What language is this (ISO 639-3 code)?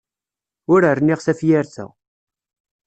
kab